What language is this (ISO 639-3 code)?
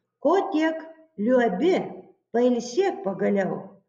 lit